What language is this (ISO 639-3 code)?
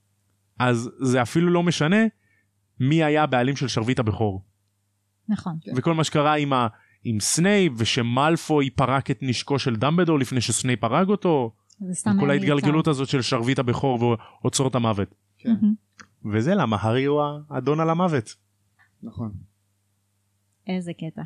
heb